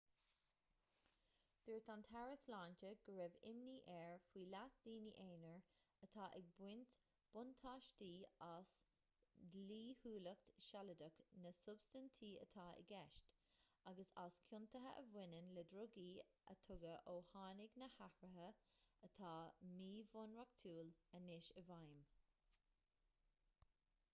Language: Irish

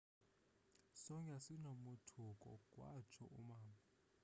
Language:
Xhosa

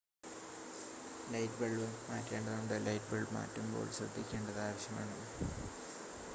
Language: Malayalam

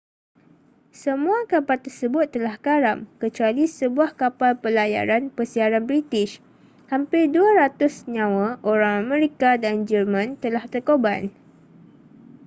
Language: Malay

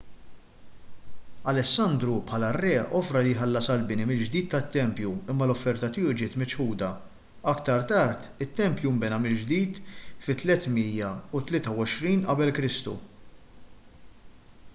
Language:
Maltese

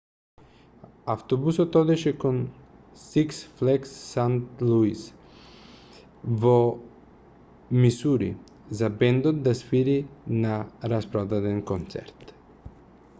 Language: Macedonian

